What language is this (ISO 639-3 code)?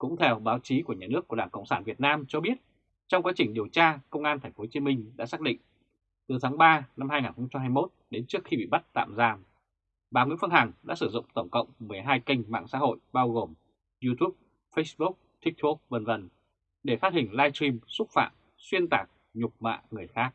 vie